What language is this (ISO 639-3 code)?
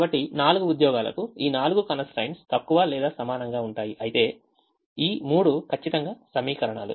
tel